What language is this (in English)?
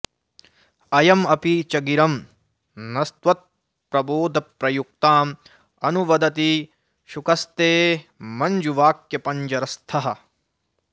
Sanskrit